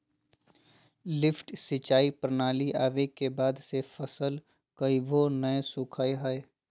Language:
Magahi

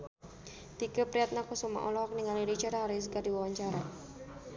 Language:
Sundanese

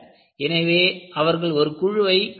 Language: Tamil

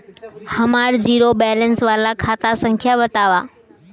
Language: Bhojpuri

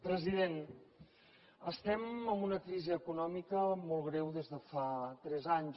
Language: Catalan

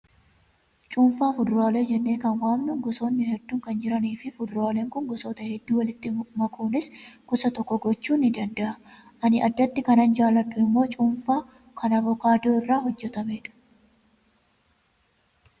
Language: Oromo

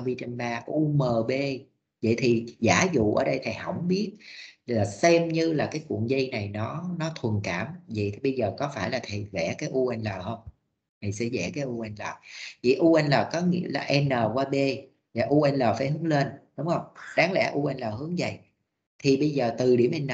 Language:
Vietnamese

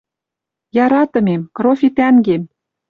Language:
Western Mari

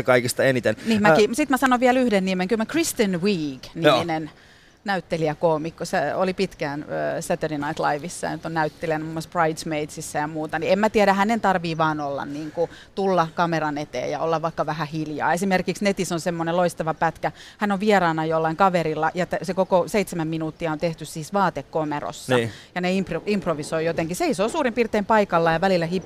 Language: Finnish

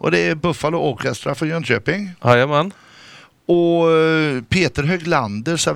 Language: Swedish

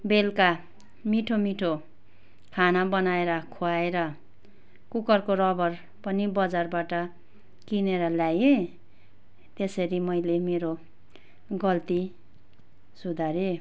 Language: Nepali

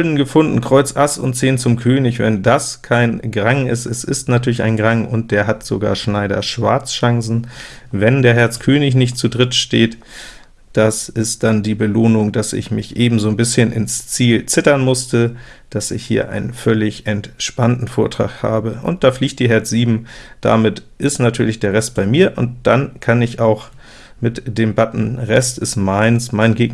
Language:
German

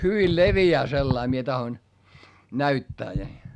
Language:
Finnish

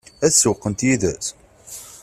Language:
Kabyle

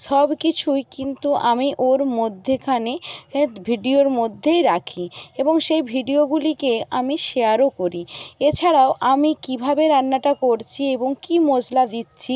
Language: Bangla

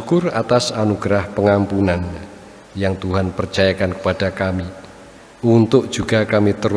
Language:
Indonesian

